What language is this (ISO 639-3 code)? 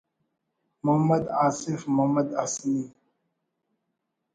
brh